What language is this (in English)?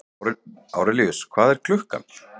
Icelandic